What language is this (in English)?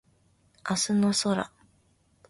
Japanese